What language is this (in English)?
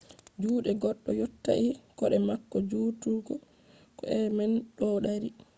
Fula